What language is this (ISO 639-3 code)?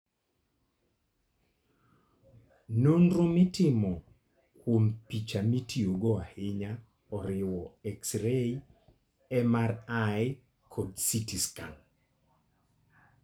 luo